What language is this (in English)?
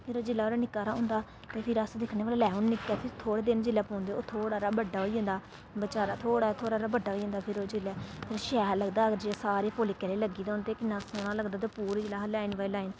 Dogri